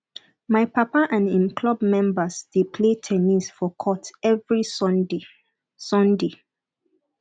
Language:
Nigerian Pidgin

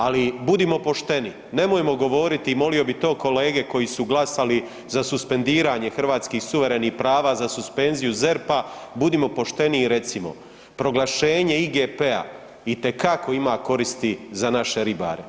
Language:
Croatian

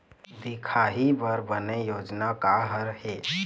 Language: Chhattisgarhi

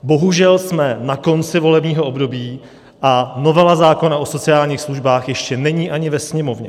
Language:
Czech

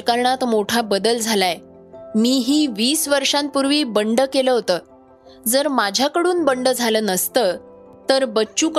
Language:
Marathi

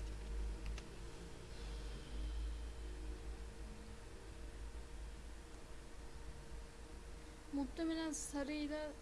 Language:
Turkish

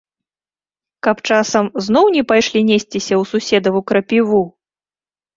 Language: Belarusian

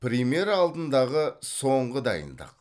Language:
Kazakh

